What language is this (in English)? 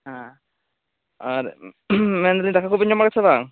Santali